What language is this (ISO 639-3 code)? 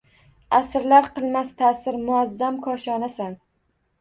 uzb